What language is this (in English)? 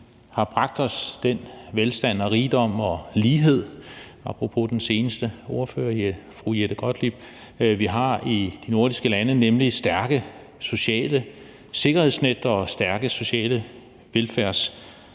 Danish